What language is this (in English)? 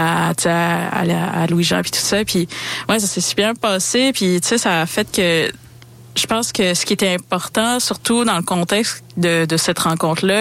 French